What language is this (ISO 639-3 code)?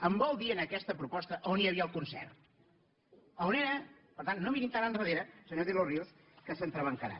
cat